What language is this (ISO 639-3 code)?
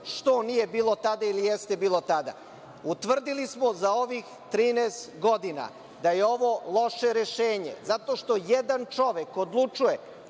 srp